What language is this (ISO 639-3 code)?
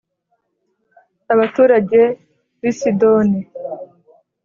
kin